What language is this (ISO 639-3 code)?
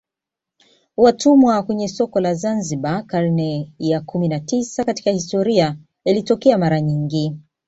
swa